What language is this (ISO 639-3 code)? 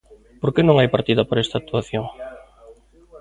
glg